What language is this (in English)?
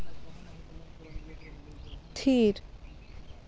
Santali